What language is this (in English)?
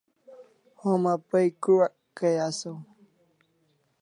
Kalasha